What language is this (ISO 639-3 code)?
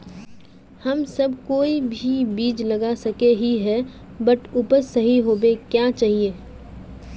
mag